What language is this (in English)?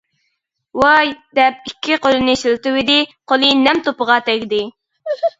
Uyghur